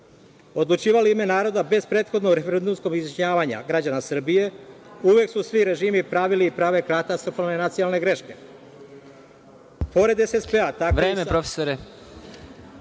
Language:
Serbian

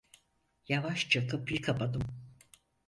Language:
Turkish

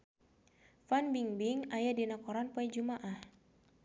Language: Sundanese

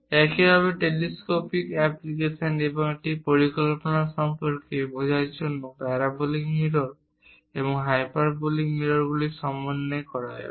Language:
Bangla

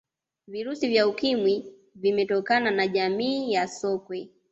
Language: Swahili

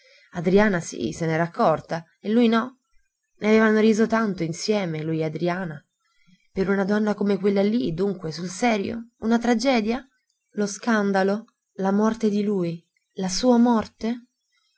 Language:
Italian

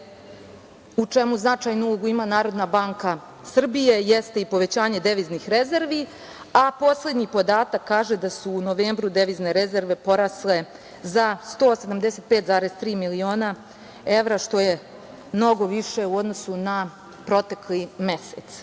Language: Serbian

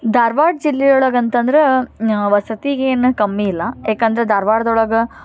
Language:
Kannada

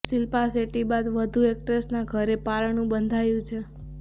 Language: Gujarati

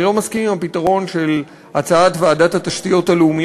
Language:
Hebrew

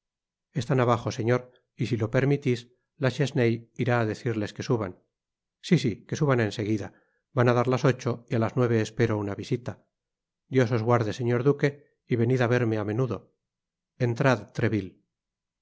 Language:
Spanish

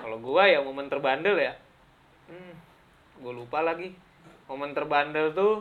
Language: Indonesian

